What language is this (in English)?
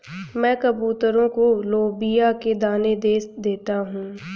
Hindi